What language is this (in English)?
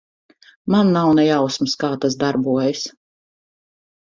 Latvian